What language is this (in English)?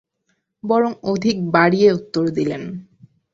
Bangla